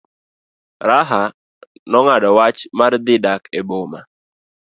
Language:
Luo (Kenya and Tanzania)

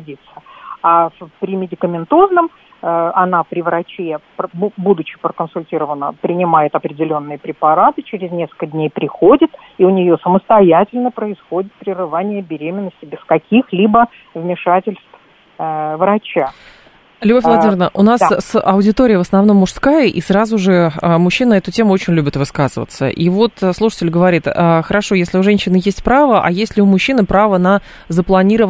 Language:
Russian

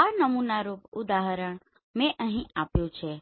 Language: Gujarati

